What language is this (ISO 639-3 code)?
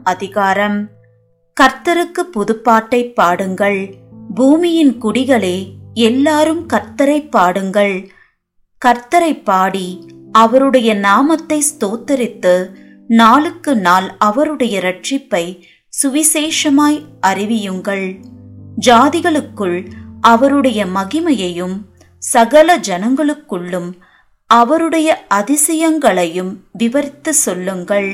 tam